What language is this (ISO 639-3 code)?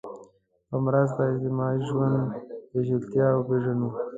pus